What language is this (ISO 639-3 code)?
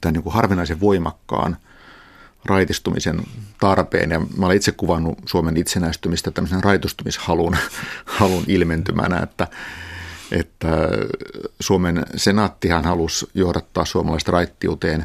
fin